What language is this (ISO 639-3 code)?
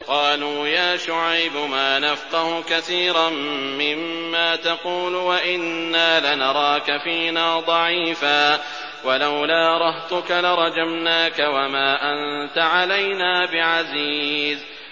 ara